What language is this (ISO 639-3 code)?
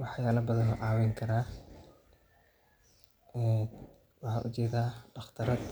som